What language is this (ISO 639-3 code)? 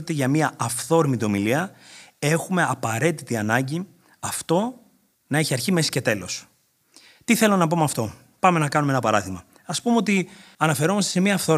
ell